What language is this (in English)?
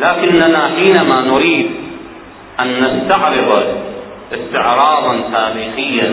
Arabic